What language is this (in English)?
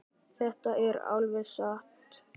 Icelandic